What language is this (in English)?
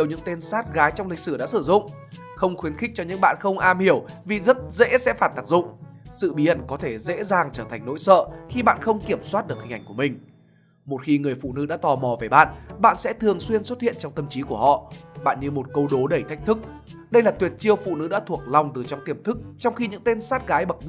Vietnamese